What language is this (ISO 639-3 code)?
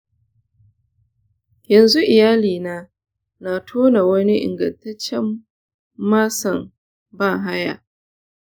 hau